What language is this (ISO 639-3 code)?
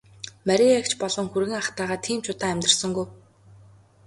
mon